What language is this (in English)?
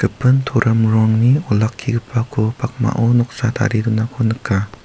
Garo